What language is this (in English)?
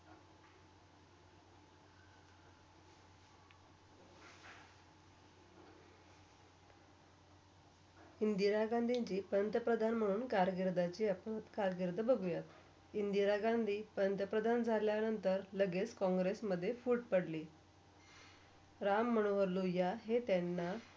Marathi